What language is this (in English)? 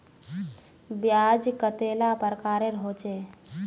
Magahi